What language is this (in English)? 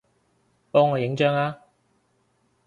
Cantonese